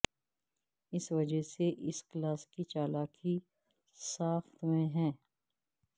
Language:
Urdu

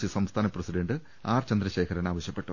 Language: Malayalam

